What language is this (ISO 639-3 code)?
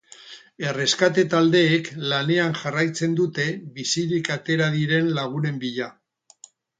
eus